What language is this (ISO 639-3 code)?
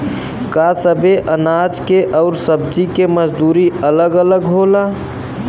bho